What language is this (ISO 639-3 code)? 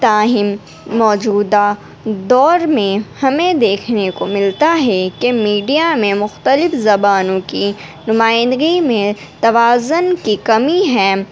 urd